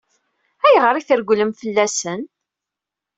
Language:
Kabyle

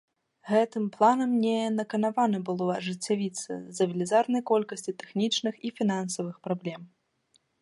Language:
Belarusian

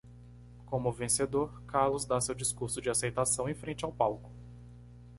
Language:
Portuguese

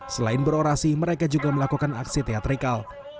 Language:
Indonesian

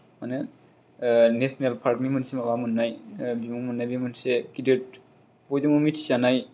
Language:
Bodo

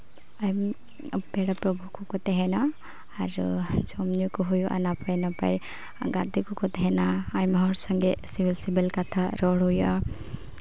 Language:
Santali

